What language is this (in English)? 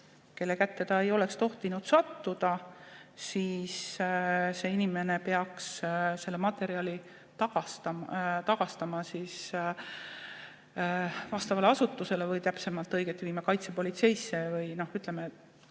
Estonian